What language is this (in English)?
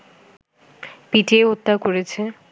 Bangla